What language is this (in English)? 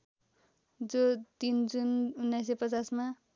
Nepali